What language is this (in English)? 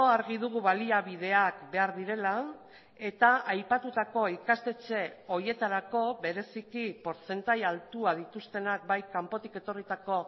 Basque